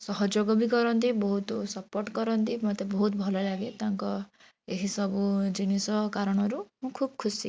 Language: Odia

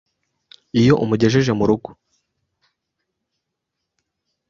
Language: Kinyarwanda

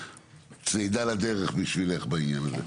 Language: Hebrew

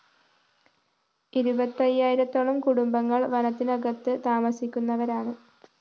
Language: Malayalam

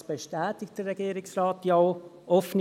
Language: Swiss German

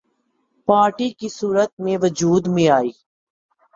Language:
Urdu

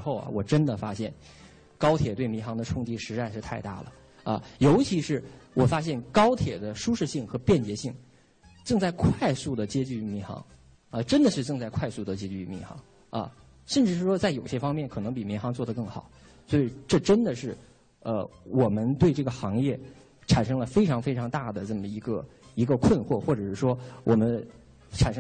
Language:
Chinese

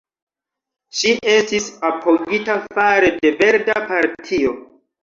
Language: Esperanto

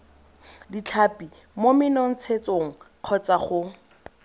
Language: Tswana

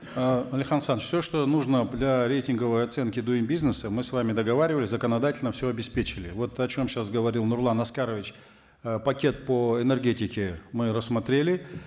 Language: Kazakh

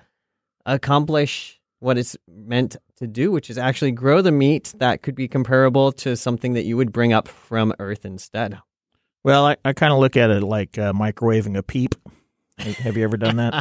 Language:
English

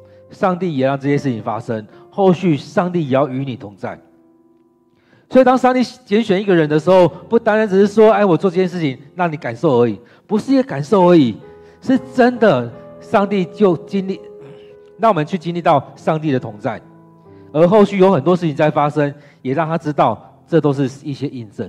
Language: Chinese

